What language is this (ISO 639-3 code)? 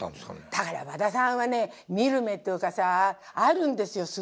jpn